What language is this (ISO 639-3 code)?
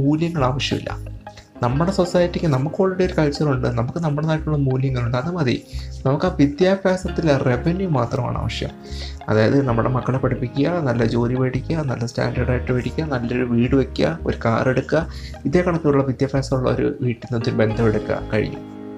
mal